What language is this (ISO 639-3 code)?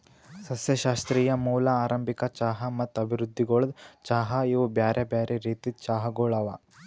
kan